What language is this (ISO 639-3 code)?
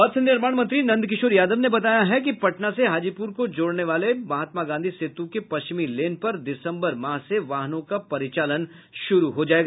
hin